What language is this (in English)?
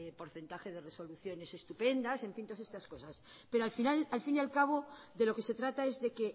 Spanish